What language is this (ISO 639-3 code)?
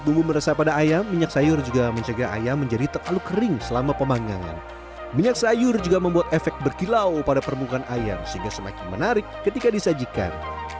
ind